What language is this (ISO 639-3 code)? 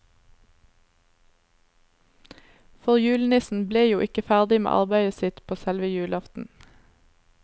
nor